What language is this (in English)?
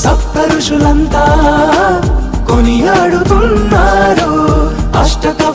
Hindi